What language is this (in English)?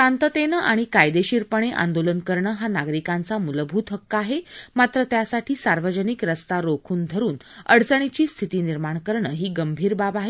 Marathi